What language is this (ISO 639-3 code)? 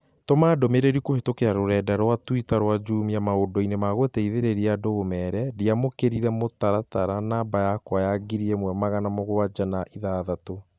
kik